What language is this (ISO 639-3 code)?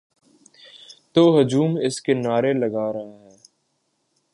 urd